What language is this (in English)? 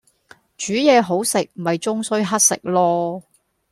Cantonese